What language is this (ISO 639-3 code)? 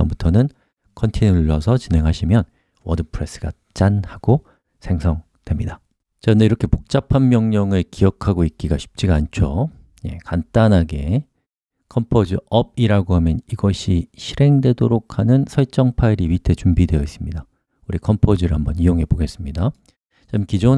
kor